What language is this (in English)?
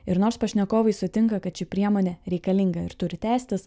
Lithuanian